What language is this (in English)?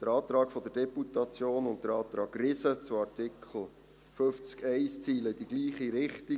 Swiss German